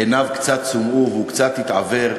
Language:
Hebrew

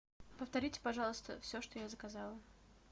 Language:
Russian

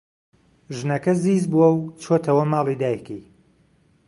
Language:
Central Kurdish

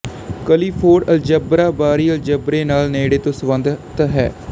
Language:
Punjabi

